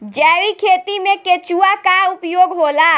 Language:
Bhojpuri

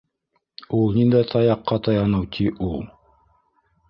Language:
Bashkir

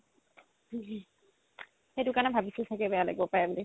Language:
Assamese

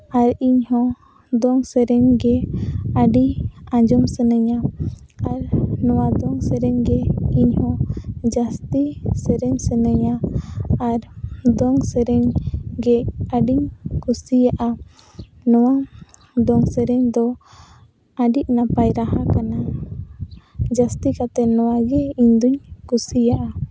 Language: Santali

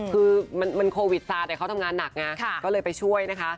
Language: Thai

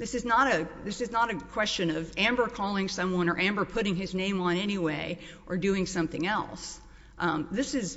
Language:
English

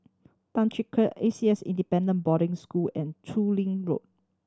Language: English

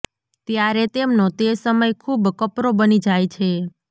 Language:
Gujarati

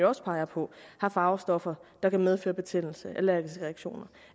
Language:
Danish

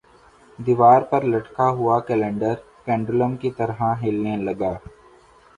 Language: Urdu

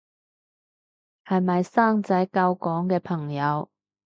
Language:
Cantonese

